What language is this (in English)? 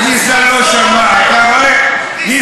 Hebrew